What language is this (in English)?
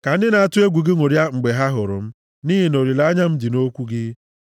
Igbo